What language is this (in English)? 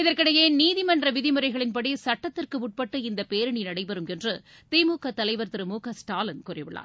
Tamil